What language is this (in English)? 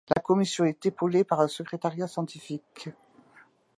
French